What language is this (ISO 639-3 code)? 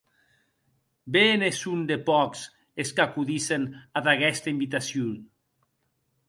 oci